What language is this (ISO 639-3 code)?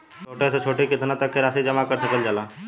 bho